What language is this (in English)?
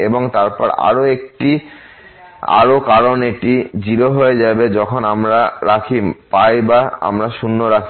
Bangla